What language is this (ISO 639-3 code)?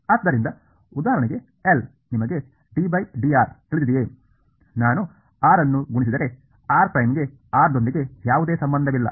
kan